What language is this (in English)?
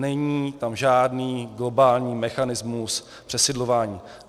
Czech